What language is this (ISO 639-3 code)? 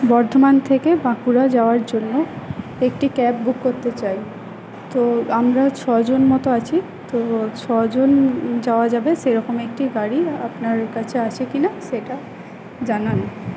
ben